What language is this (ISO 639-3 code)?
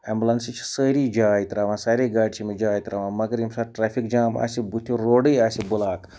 kas